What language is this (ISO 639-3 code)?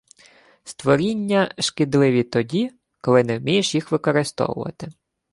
ukr